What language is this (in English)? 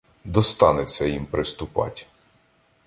Ukrainian